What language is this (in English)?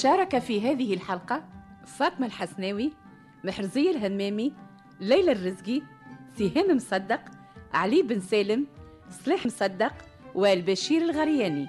Arabic